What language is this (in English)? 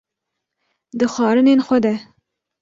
Kurdish